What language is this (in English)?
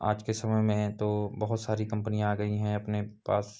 Hindi